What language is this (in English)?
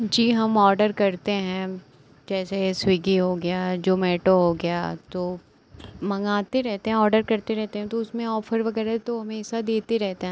Hindi